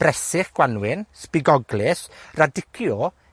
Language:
Welsh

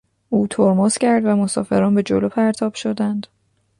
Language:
Persian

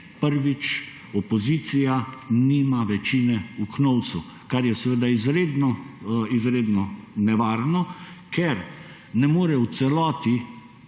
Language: Slovenian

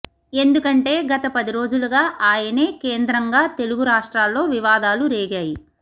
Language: Telugu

